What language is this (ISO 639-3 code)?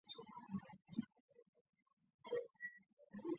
zho